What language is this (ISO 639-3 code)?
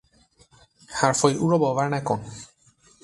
fas